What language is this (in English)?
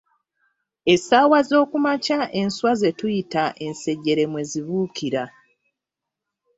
Ganda